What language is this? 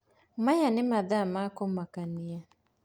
Kikuyu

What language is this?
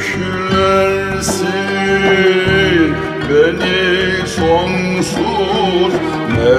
Turkish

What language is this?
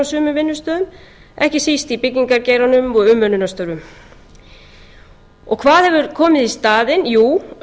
Icelandic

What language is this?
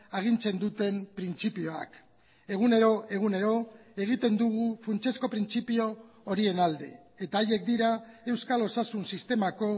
Basque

